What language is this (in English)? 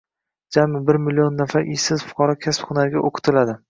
Uzbek